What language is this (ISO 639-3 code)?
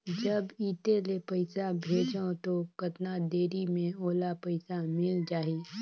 hne